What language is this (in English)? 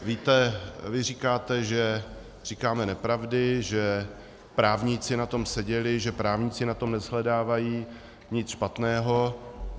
Czech